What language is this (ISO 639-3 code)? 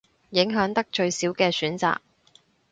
yue